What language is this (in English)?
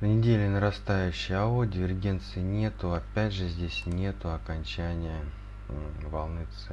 Russian